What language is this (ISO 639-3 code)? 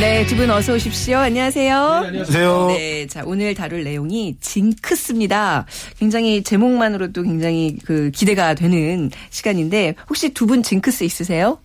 kor